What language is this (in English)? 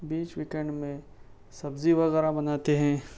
Urdu